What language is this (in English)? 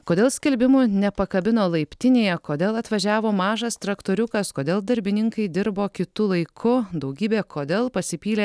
Lithuanian